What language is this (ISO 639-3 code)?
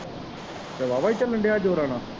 pan